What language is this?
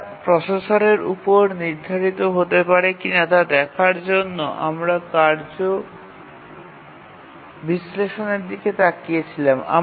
Bangla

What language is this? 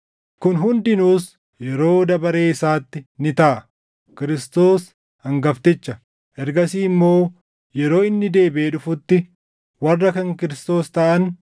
Oromo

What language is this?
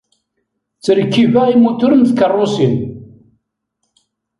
Kabyle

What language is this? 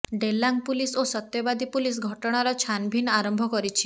Odia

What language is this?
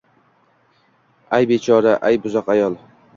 Uzbek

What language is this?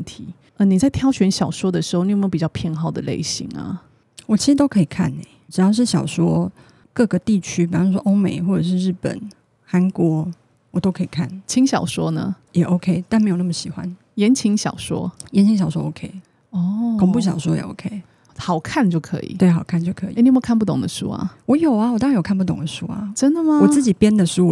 Chinese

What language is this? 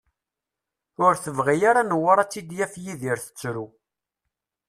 Kabyle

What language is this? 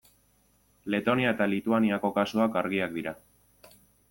Basque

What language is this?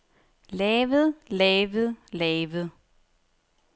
Danish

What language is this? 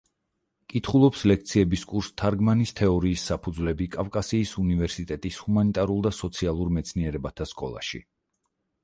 Georgian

